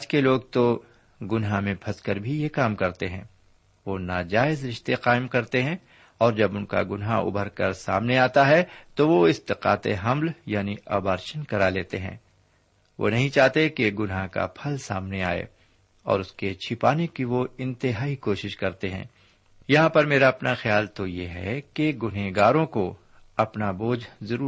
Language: Urdu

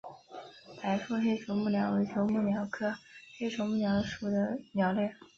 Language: Chinese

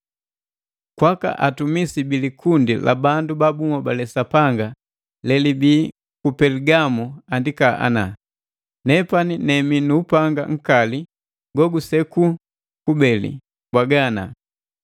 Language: Matengo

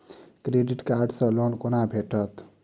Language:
Maithili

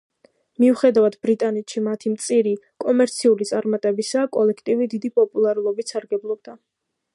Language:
Georgian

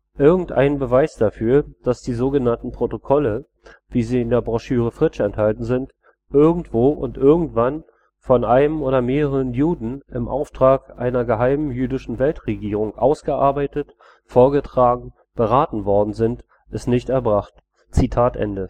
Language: German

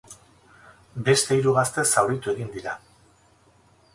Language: Basque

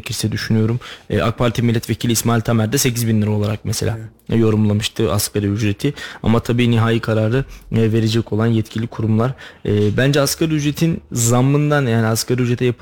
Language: Turkish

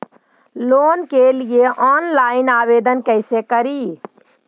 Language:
Magahi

